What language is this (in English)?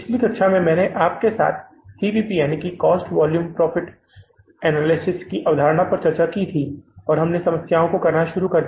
Hindi